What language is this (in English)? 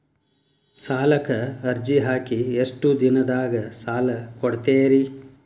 Kannada